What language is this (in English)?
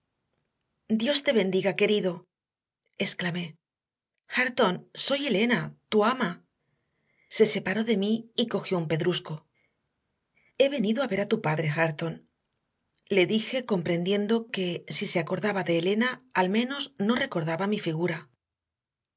Spanish